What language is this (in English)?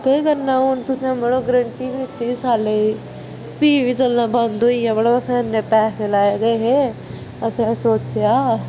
Dogri